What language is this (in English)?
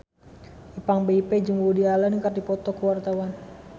Sundanese